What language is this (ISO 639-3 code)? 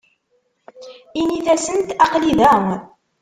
kab